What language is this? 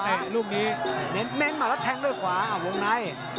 Thai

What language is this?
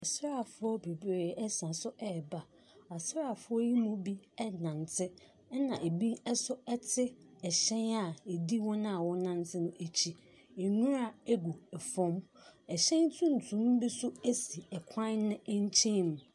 Akan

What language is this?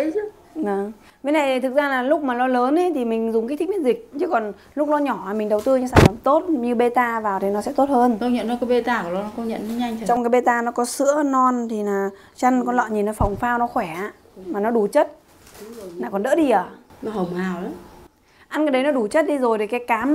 Vietnamese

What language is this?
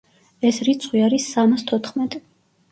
Georgian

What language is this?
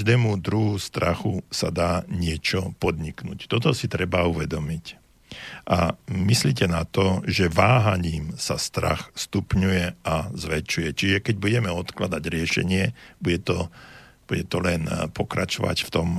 Slovak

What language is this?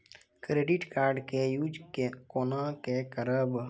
Maithili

